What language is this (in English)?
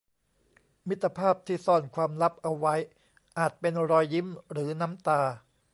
Thai